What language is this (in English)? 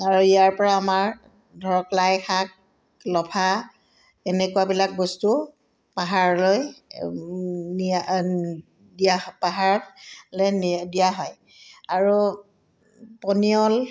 Assamese